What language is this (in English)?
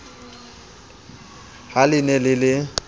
Southern Sotho